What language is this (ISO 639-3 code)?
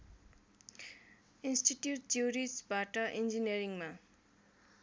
nep